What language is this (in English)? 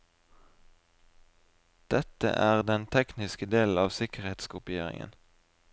Norwegian